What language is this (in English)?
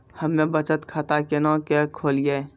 Maithili